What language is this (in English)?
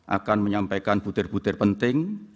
Indonesian